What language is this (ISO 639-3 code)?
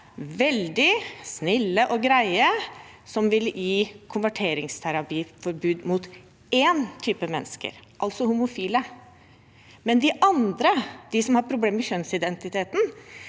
nor